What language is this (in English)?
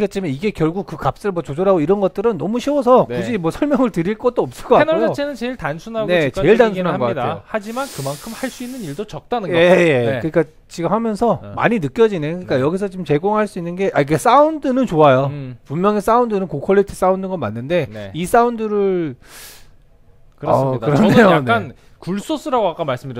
Korean